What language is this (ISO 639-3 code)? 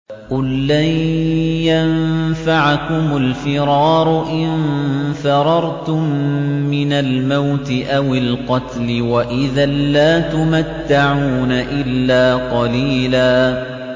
ara